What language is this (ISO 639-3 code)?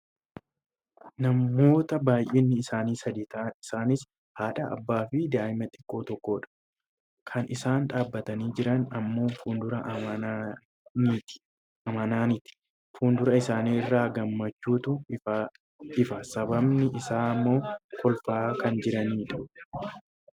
orm